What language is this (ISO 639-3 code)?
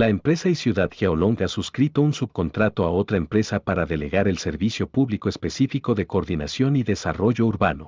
spa